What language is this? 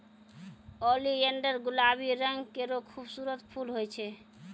Maithili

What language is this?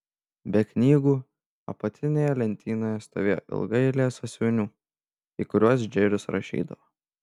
Lithuanian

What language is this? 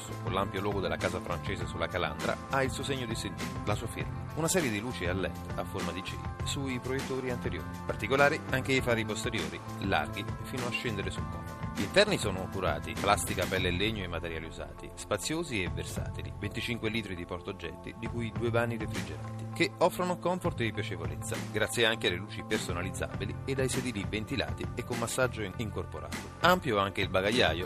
Italian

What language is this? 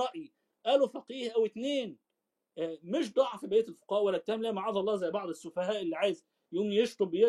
Arabic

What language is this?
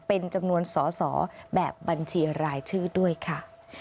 Thai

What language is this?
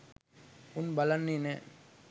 Sinhala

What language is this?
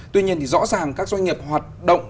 Vietnamese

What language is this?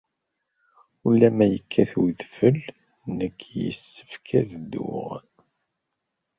Kabyle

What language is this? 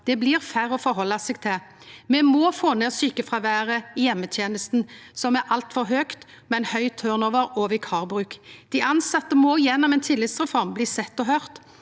Norwegian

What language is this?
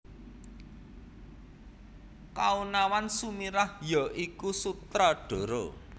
Javanese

